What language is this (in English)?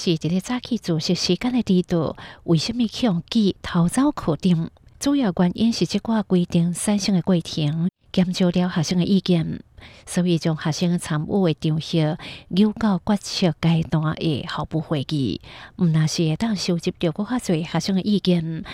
Chinese